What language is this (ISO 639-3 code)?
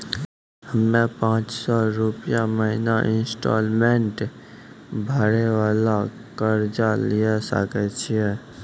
mai